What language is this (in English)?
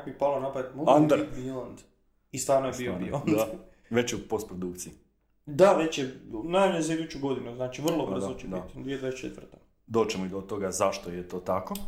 Croatian